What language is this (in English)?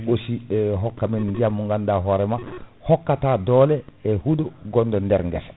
Fula